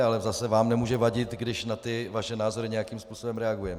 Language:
Czech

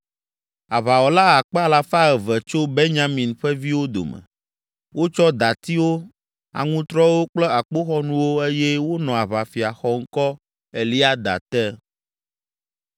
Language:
Ewe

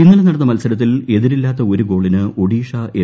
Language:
Malayalam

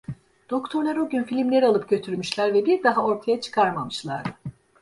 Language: Turkish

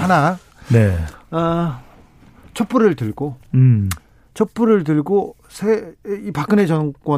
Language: Korean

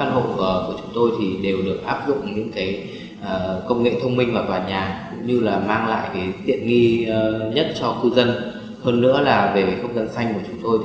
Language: Vietnamese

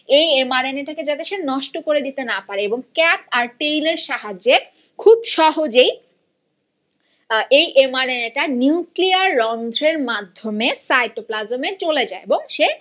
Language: Bangla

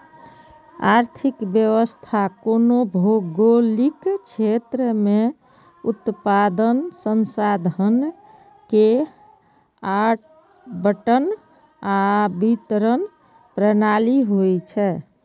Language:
Maithili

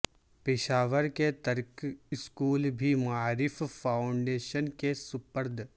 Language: Urdu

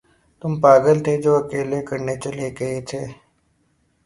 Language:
Urdu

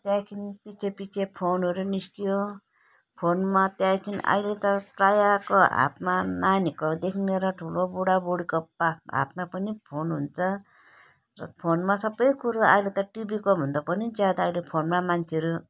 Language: Nepali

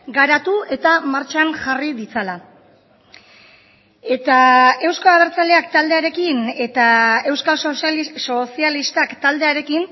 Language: Basque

